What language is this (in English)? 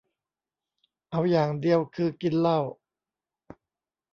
Thai